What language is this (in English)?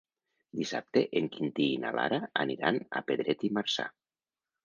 Catalan